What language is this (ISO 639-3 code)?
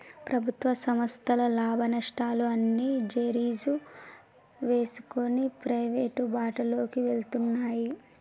tel